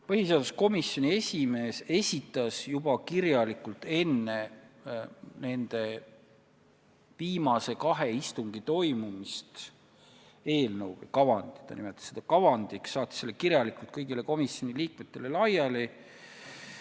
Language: Estonian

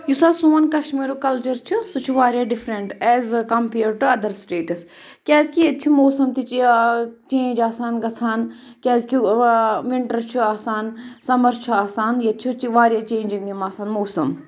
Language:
Kashmiri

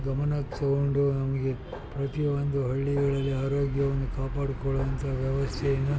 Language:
Kannada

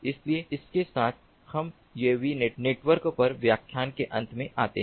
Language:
Hindi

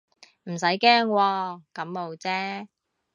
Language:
Cantonese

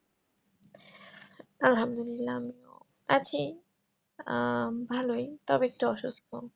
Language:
Bangla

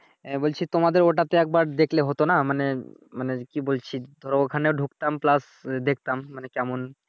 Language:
Bangla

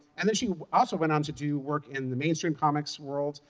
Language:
English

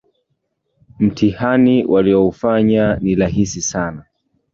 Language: Swahili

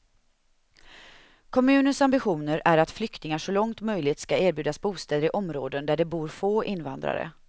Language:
Swedish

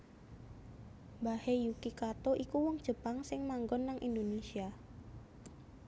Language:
Javanese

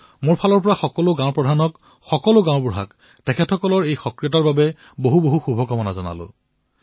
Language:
Assamese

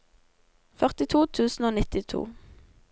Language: Norwegian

